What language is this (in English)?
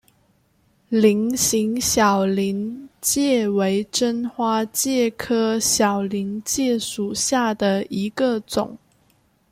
Chinese